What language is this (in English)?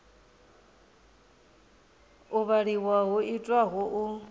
Venda